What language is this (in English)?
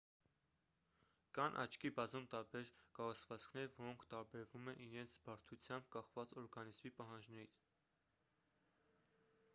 Armenian